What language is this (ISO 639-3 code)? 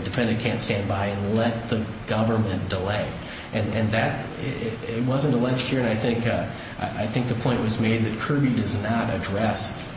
eng